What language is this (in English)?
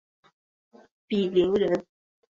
Chinese